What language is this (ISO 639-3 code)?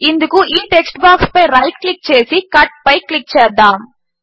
tel